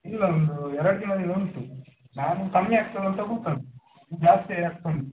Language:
Kannada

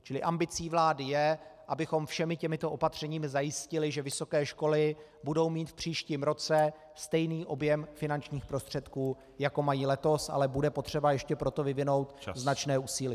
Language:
Czech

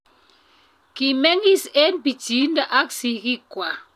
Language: Kalenjin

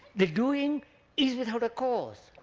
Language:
English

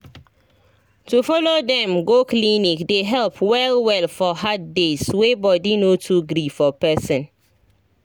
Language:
Nigerian Pidgin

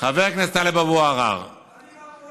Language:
Hebrew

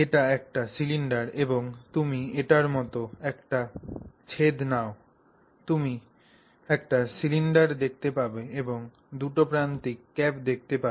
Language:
Bangla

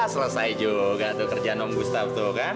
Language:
Indonesian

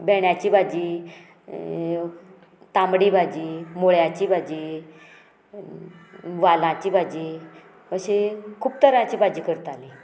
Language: Konkani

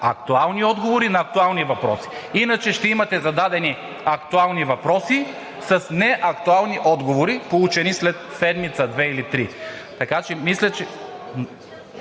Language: Bulgarian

